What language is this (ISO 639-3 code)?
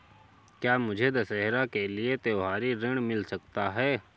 hin